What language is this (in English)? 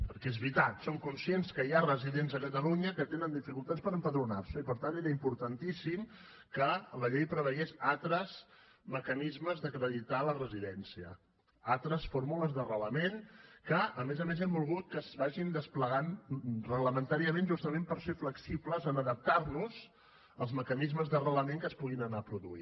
Catalan